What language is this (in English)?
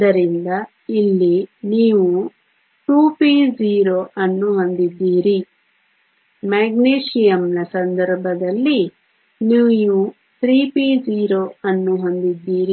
Kannada